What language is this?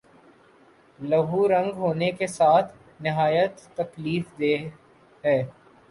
Urdu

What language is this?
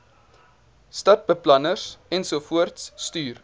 Afrikaans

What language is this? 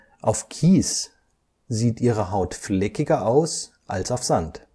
German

